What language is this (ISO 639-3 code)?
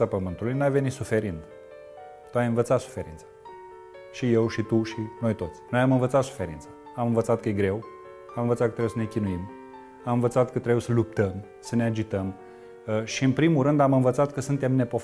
ron